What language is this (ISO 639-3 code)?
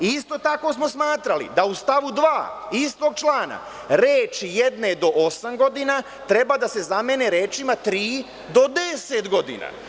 srp